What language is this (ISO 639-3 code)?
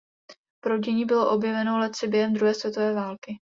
ces